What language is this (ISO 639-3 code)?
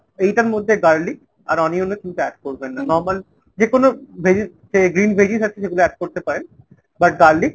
ben